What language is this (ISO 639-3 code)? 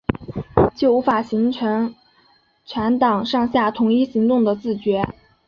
zho